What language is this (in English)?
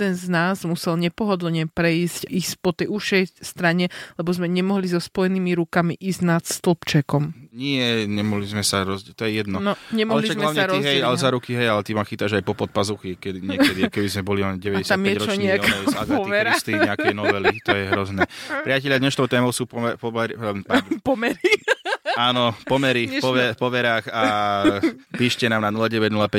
Slovak